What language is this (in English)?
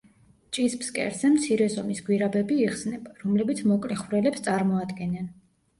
Georgian